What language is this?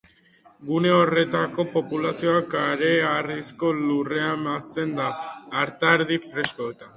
Basque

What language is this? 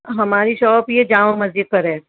Urdu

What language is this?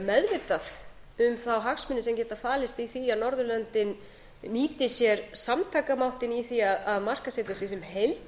Icelandic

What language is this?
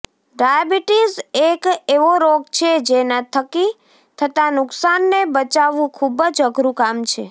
Gujarati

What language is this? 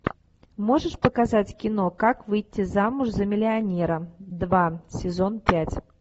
Russian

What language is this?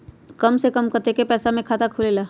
Magahi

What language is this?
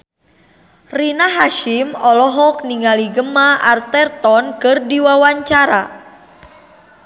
Sundanese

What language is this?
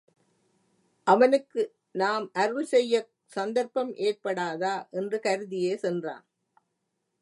Tamil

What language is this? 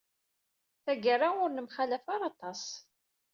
Kabyle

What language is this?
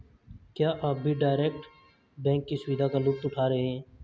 Hindi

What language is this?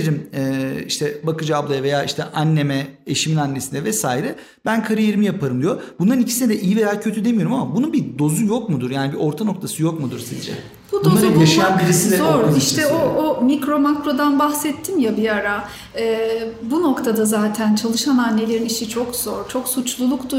Turkish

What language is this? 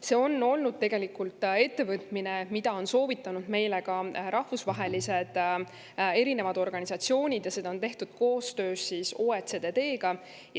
Estonian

